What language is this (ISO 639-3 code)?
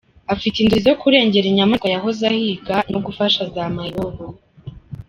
kin